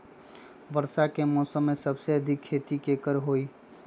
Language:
Magahi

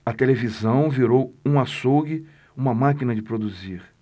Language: Portuguese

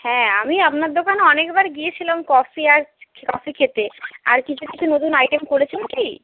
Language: Bangla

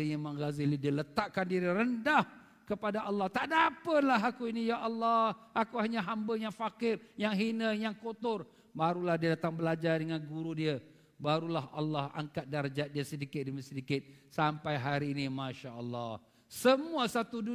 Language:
Malay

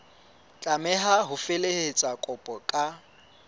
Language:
Southern Sotho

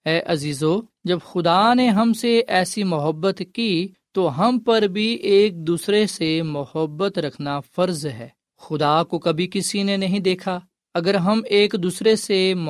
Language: Urdu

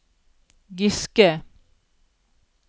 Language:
Norwegian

